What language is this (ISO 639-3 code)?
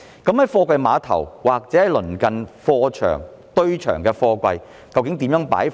yue